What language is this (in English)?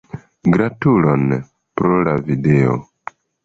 Esperanto